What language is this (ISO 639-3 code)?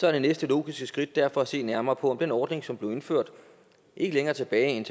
dan